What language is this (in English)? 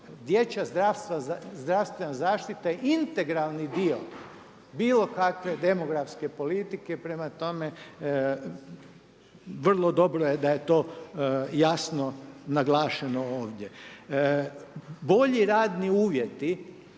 Croatian